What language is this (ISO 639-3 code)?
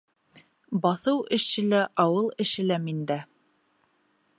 bak